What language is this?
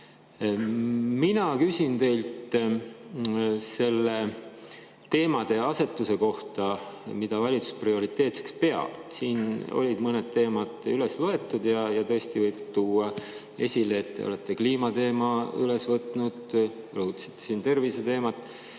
Estonian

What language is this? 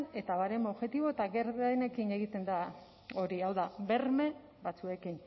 Basque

